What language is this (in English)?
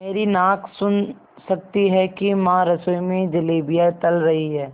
Hindi